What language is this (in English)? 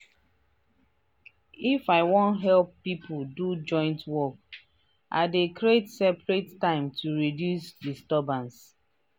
Nigerian Pidgin